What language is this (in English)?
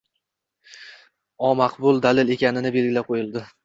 Uzbek